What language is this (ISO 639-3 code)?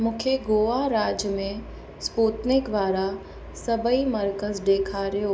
snd